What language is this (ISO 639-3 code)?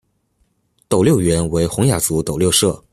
zho